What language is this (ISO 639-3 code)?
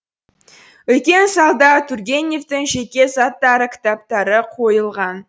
kaz